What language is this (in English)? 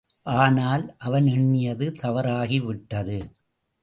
Tamil